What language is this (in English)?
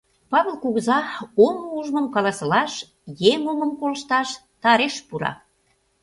Mari